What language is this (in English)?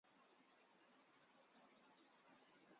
Chinese